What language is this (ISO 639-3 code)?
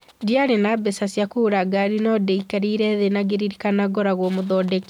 kik